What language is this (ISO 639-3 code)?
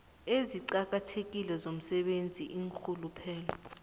nbl